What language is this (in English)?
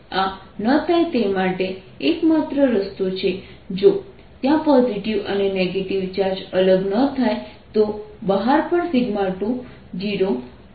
Gujarati